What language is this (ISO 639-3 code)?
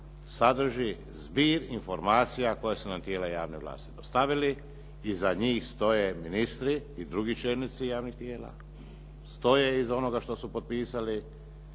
hrv